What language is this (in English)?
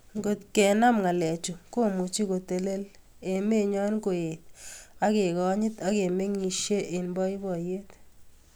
Kalenjin